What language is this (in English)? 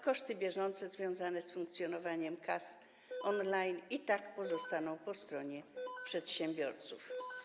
Polish